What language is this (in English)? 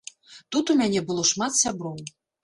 Belarusian